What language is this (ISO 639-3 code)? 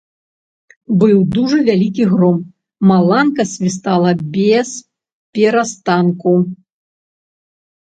bel